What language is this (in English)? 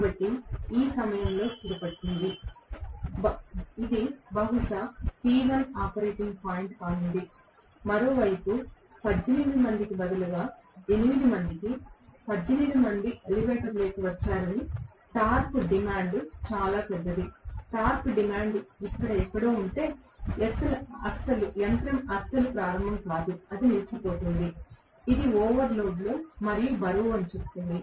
Telugu